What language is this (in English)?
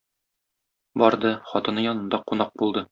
Tatar